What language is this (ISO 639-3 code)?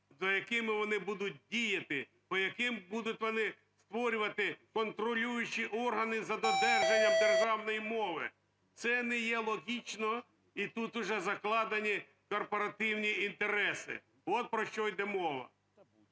ukr